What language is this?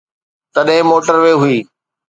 Sindhi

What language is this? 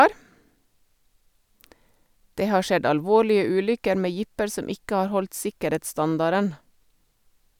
Norwegian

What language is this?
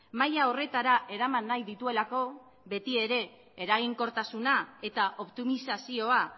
Basque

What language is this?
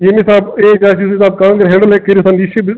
Kashmiri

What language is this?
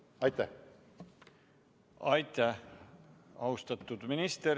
Estonian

